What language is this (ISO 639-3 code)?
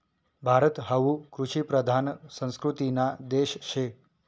mar